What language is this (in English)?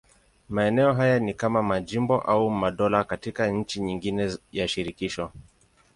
Swahili